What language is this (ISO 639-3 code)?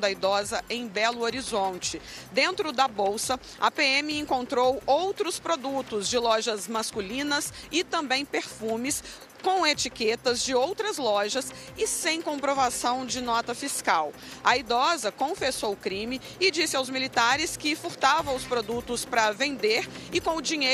por